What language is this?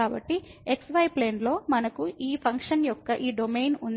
Telugu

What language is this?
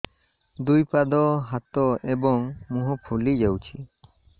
Odia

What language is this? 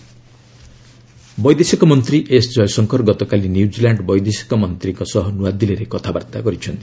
Odia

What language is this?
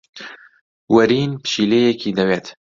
Central Kurdish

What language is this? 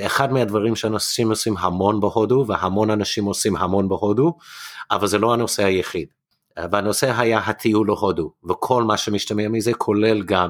Hebrew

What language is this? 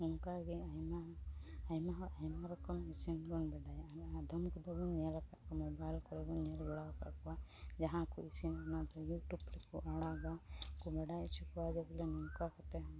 Santali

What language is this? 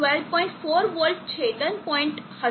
Gujarati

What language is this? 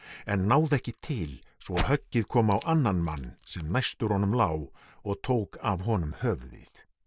Icelandic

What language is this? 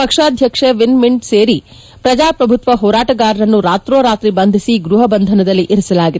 Kannada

